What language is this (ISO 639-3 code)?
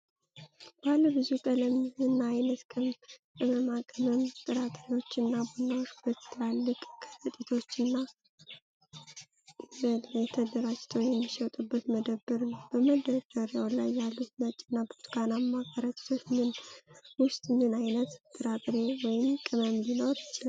amh